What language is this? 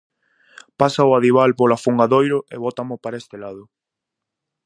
Galician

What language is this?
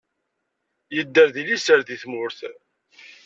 Kabyle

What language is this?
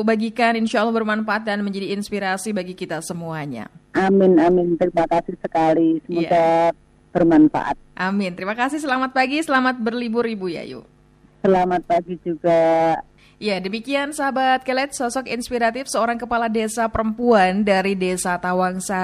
Indonesian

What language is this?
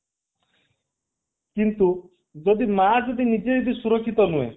Odia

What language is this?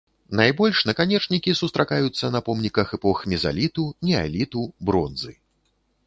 Belarusian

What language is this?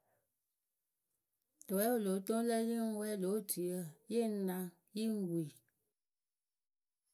Akebu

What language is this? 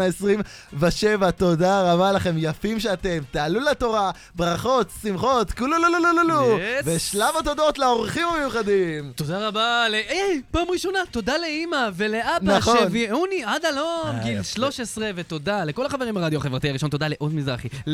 Hebrew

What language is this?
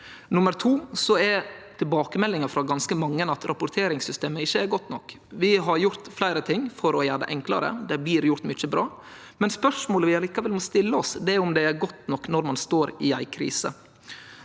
Norwegian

